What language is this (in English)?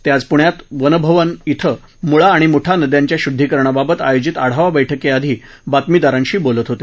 Marathi